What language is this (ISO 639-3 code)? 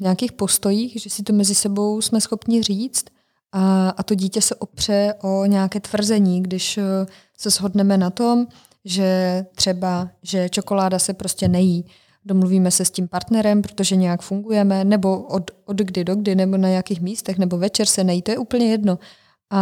ces